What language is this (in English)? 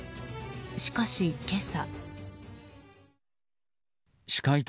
Japanese